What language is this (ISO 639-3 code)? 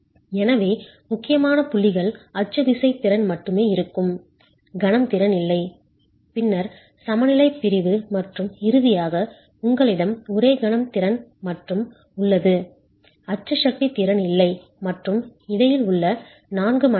tam